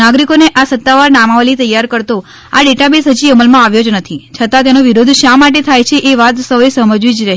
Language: Gujarati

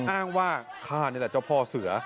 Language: Thai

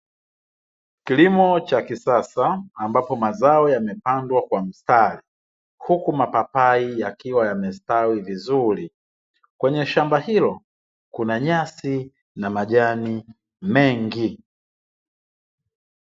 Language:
Swahili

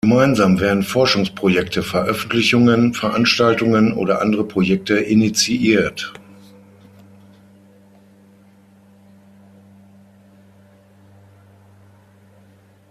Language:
German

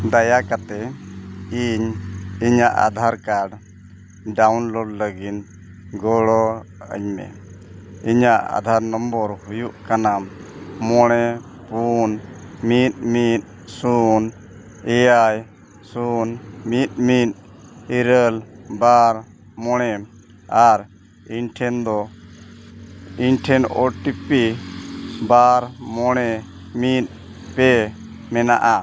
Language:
Santali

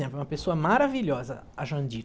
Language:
Portuguese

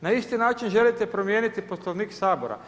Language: Croatian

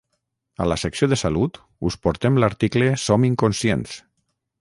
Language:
Catalan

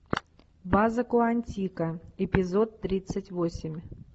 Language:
Russian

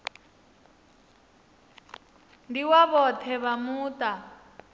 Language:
Venda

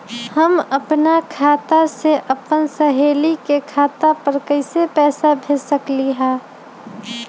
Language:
Magahi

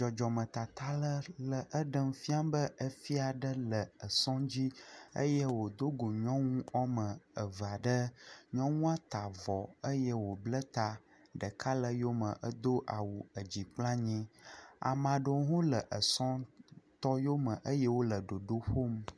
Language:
Ewe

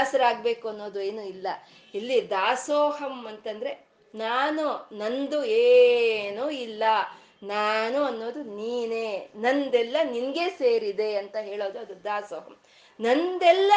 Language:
Kannada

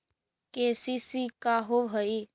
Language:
Magahi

